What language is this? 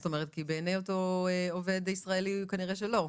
Hebrew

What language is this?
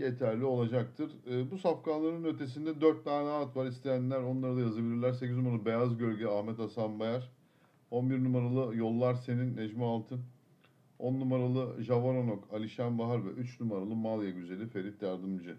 Turkish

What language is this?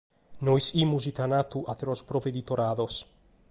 Sardinian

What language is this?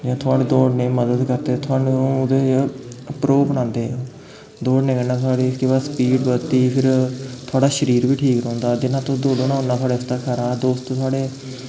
Dogri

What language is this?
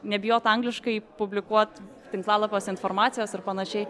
Lithuanian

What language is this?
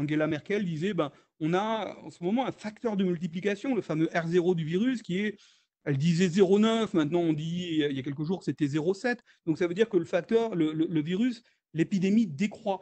French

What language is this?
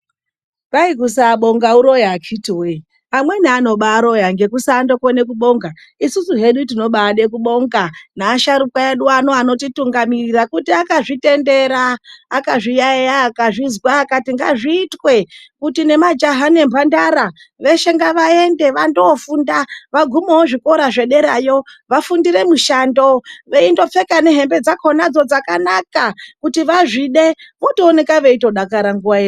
Ndau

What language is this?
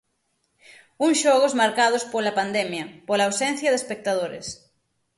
Galician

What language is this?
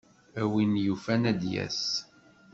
Kabyle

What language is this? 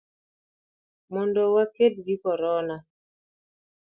Luo (Kenya and Tanzania)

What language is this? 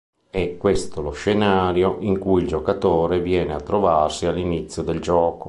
Italian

